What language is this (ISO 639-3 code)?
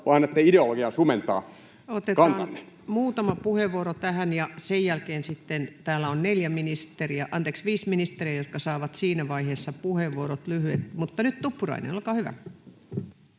fin